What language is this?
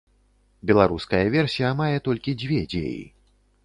Belarusian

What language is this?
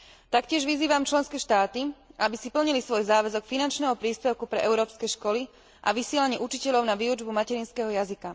Slovak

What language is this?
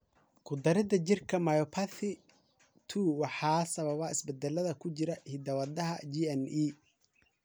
Somali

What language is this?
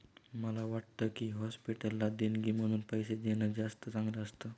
Marathi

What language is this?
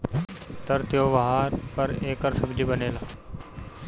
Bhojpuri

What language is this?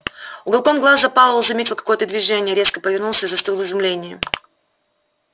Russian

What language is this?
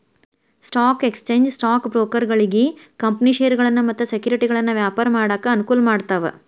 Kannada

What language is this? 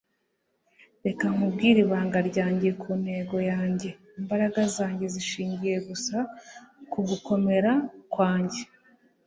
Kinyarwanda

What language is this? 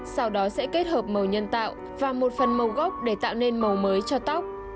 Vietnamese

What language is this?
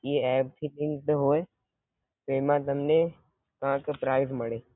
Gujarati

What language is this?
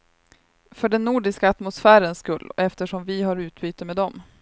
Swedish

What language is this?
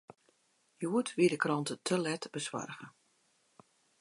Western Frisian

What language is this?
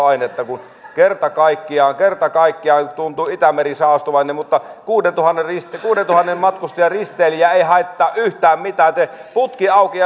Finnish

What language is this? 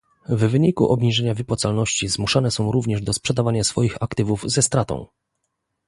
Polish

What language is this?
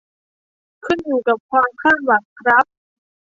Thai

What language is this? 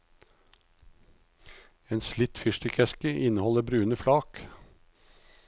Norwegian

